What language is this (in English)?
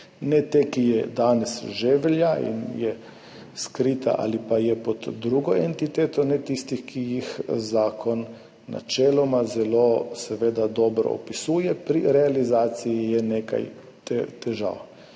Slovenian